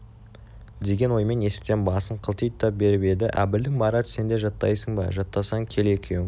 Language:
Kazakh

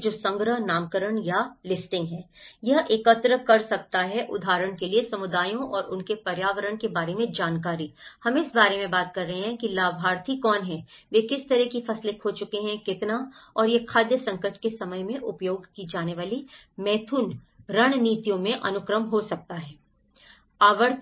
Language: Hindi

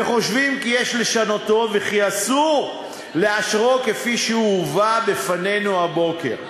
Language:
Hebrew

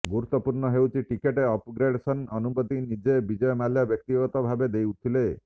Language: Odia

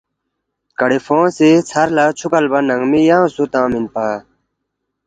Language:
Balti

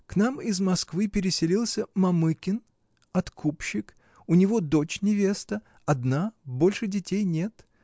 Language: Russian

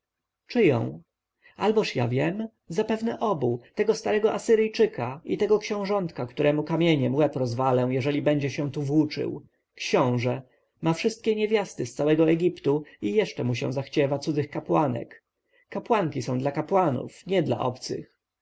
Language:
Polish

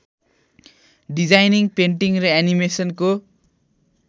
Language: Nepali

